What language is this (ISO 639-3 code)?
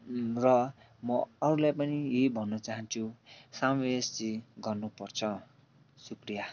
nep